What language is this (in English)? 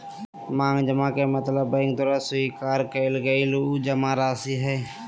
Magahi